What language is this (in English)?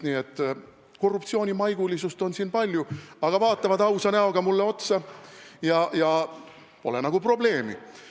Estonian